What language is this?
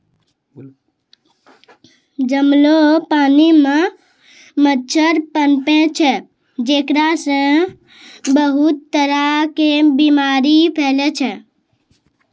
Maithili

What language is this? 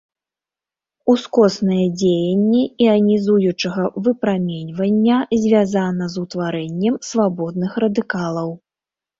Belarusian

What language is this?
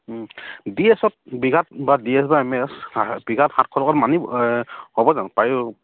Assamese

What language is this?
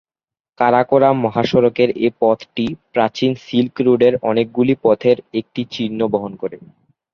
Bangla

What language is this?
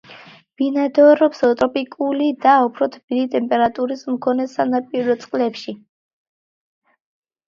Georgian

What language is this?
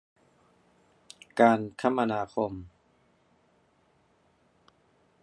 Thai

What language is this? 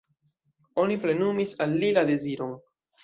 Esperanto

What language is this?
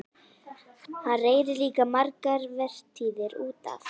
Icelandic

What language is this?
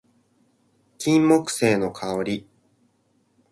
Japanese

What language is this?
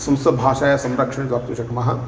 Sanskrit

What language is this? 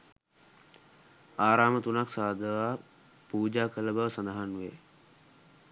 Sinhala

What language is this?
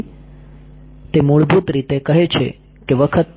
Gujarati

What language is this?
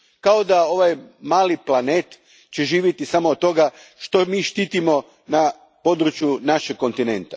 Croatian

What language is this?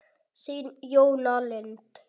Icelandic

